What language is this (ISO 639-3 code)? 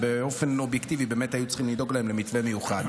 heb